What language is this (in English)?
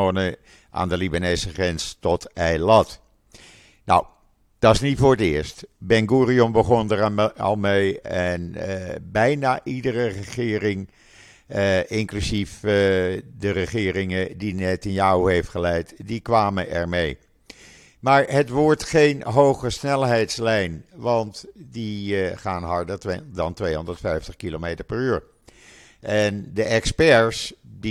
Dutch